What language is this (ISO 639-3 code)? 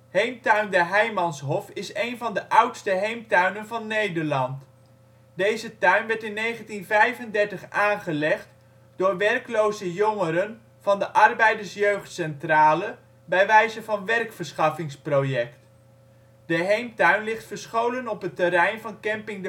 nld